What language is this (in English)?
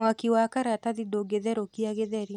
Kikuyu